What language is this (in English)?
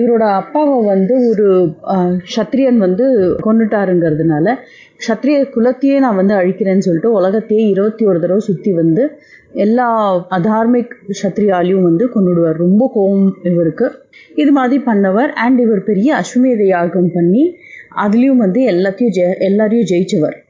Tamil